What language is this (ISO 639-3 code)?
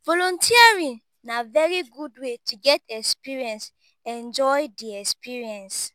pcm